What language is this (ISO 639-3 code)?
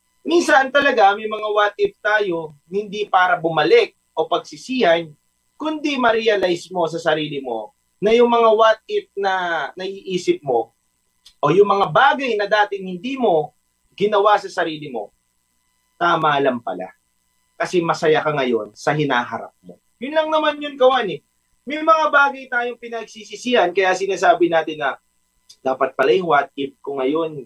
fil